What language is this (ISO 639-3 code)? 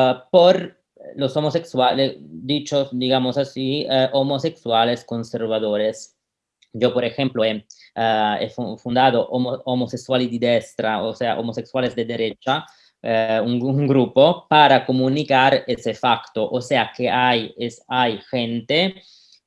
spa